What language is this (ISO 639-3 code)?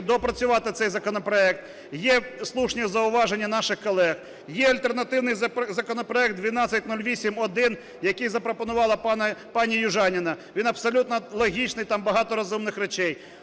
ukr